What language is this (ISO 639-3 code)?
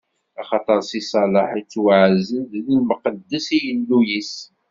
kab